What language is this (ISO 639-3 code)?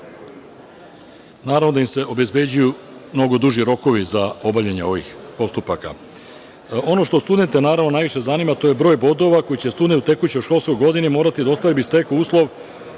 srp